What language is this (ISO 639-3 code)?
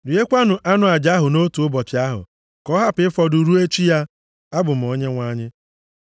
ibo